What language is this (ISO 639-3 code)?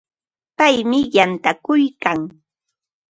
qva